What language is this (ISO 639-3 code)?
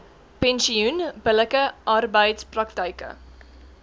afr